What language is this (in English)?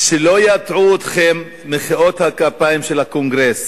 Hebrew